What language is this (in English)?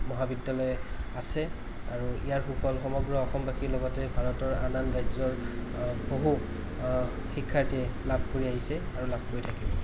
Assamese